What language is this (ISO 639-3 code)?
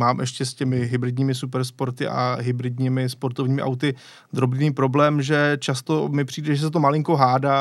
ces